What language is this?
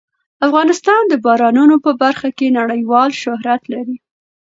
Pashto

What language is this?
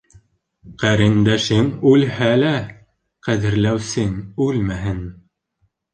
Bashkir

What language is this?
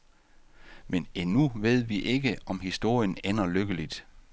Danish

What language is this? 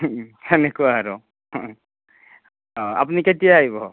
Assamese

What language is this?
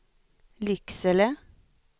Swedish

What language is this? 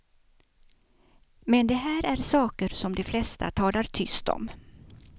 Swedish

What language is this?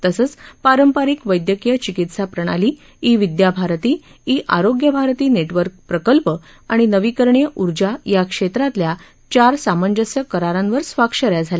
Marathi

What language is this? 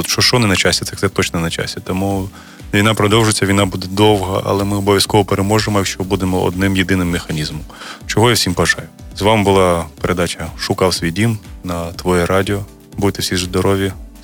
Ukrainian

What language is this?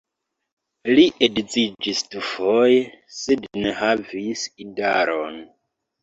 Esperanto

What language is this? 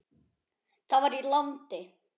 Icelandic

